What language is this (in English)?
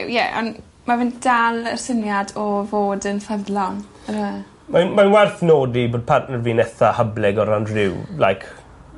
Welsh